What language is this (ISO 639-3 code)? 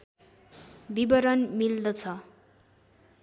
nep